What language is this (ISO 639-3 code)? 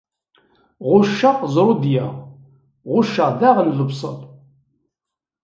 kab